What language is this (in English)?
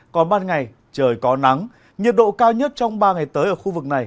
Vietnamese